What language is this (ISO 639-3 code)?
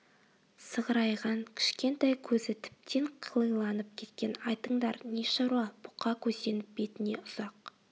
kaz